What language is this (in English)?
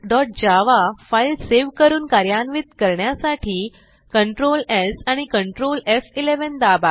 Marathi